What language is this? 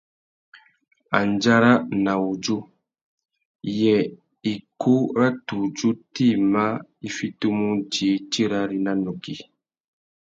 Tuki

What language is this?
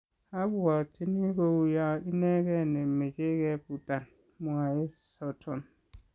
Kalenjin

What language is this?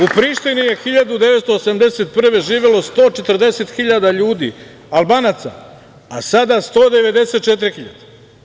Serbian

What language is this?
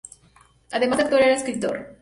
Spanish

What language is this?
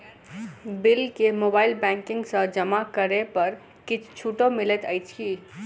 Maithili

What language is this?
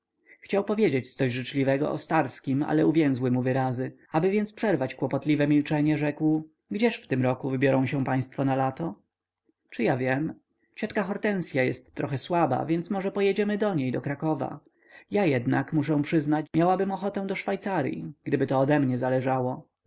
Polish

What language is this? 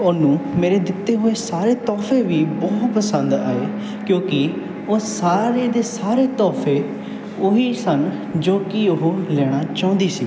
Punjabi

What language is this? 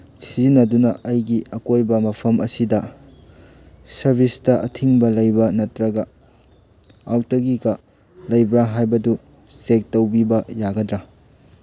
Manipuri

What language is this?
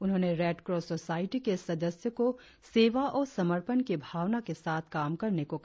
Hindi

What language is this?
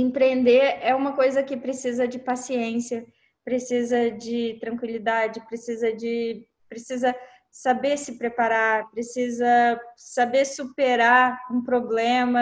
Portuguese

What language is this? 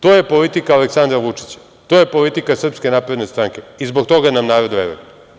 Serbian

